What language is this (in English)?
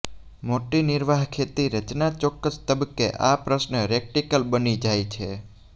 Gujarati